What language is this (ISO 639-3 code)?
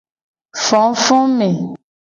gej